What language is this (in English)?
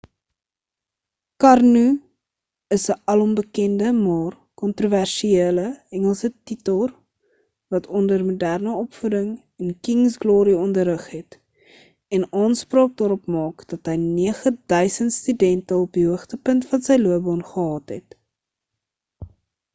Afrikaans